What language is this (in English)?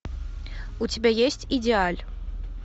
Russian